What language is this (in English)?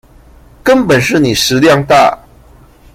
Chinese